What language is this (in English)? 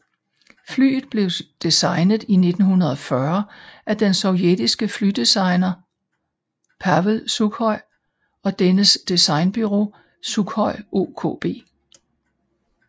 Danish